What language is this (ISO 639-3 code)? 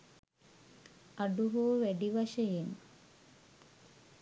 sin